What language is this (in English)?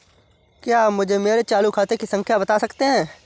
Hindi